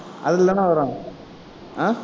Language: Tamil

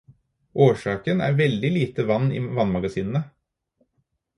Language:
Norwegian Bokmål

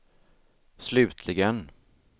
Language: Swedish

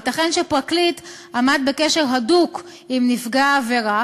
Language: Hebrew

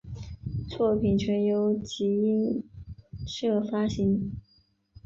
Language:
Chinese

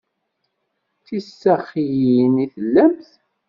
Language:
Kabyle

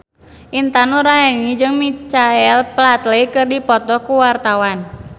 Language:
Sundanese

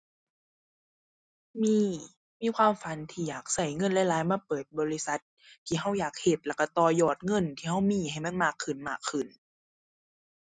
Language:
Thai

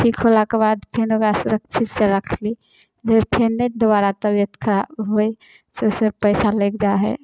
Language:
Maithili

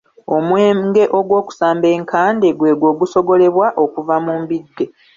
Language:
Ganda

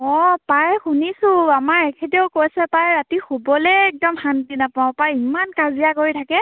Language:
Assamese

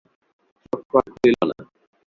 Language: Bangla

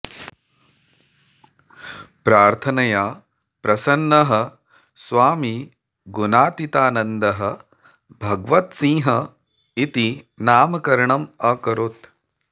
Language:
Sanskrit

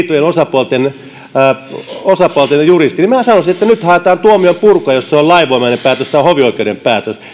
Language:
Finnish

